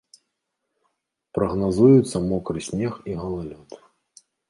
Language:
Belarusian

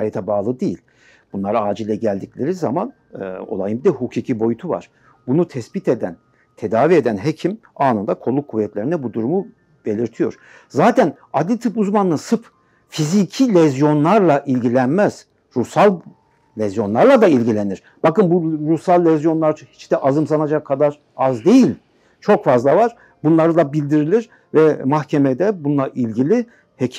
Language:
Turkish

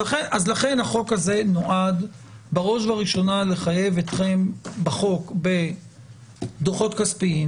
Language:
Hebrew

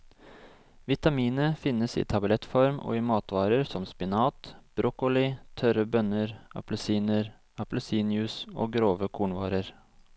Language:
Norwegian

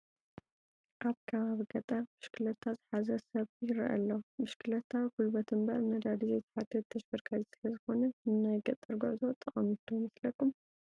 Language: Tigrinya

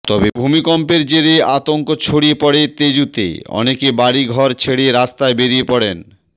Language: Bangla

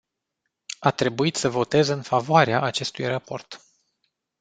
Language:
Romanian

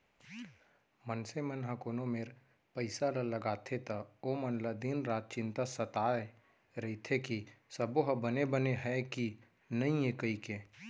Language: Chhattisgarhi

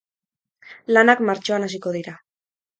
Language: Basque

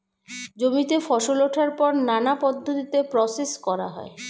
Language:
Bangla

